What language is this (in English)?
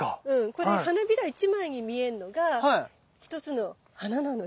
Japanese